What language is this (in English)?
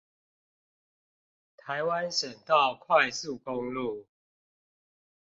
Chinese